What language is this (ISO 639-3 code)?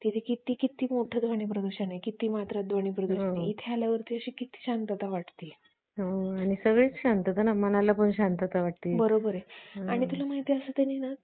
mar